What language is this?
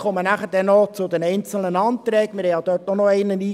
Swiss German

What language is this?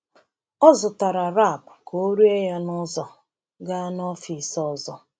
Igbo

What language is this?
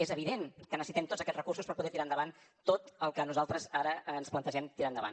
Catalan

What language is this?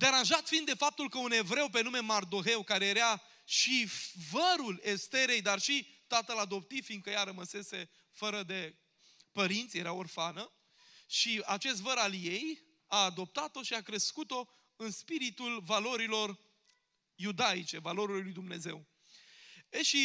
Romanian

